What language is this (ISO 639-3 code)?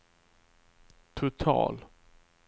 swe